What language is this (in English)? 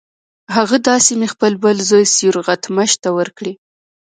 Pashto